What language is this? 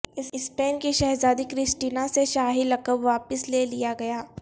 Urdu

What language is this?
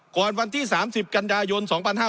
Thai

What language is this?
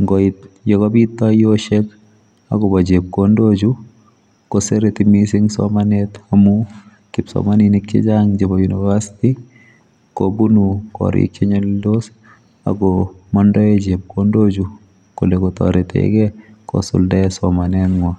Kalenjin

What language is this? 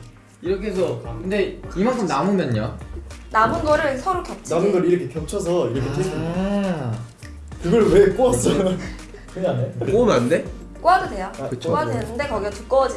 Korean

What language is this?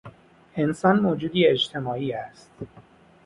Persian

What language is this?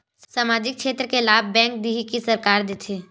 Chhattisgarhi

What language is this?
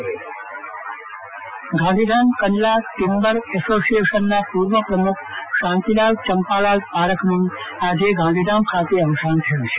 Gujarati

